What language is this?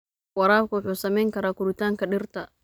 Somali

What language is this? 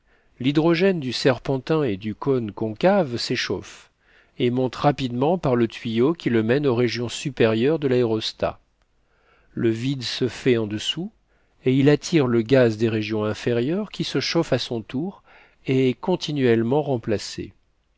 French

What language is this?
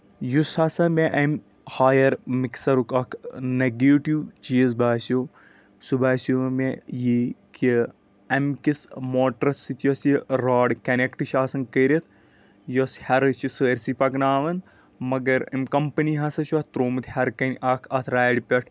Kashmiri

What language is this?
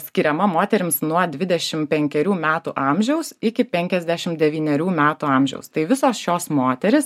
Lithuanian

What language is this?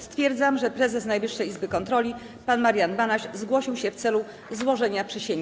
Polish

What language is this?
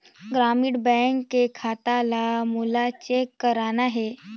Chhattisgarhi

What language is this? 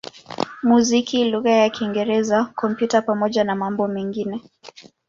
Swahili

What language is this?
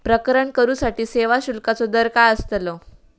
Marathi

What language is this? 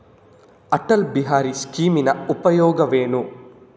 Kannada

